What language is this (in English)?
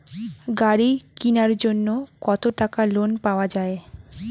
Bangla